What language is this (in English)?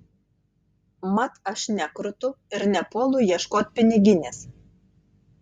Lithuanian